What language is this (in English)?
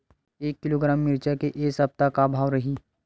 Chhattisgarhi